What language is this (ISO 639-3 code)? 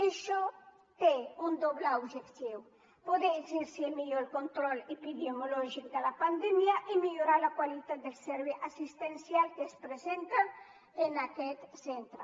cat